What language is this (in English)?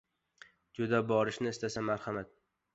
Uzbek